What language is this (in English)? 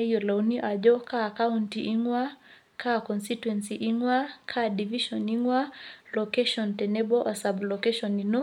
Masai